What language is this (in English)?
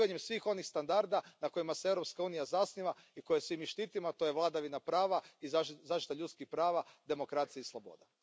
Croatian